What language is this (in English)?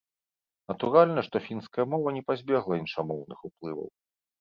Belarusian